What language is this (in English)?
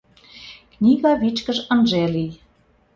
Mari